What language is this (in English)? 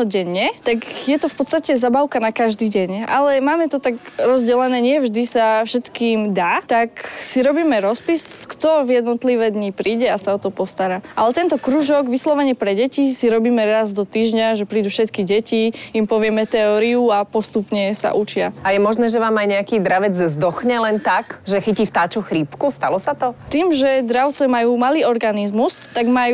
Slovak